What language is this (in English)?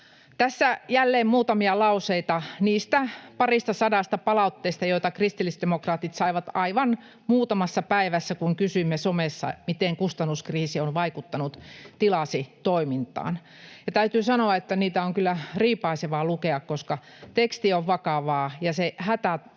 Finnish